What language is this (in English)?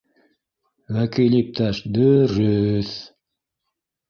Bashkir